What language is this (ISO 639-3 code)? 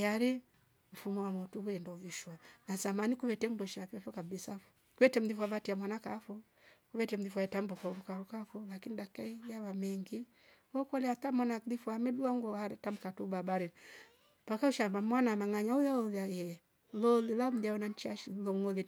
rof